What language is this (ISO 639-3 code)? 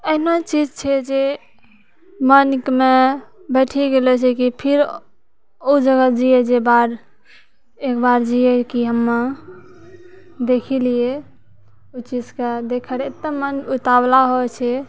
mai